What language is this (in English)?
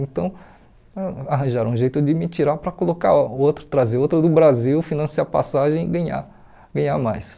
Portuguese